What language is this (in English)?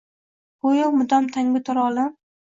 Uzbek